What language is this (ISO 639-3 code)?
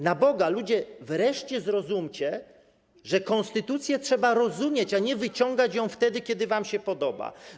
pol